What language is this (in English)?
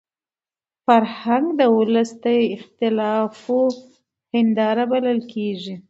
Pashto